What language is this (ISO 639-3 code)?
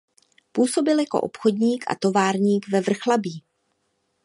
ces